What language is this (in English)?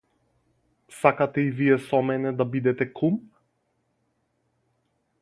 Macedonian